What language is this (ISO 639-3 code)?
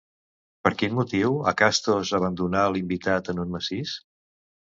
cat